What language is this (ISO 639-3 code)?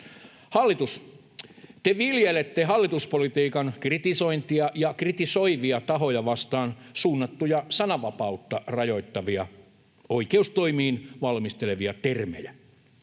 fin